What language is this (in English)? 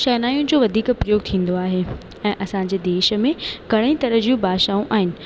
Sindhi